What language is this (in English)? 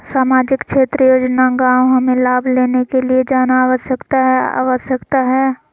Magahi